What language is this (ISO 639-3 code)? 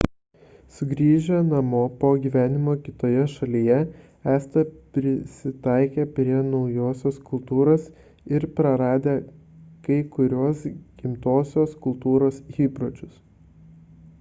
lit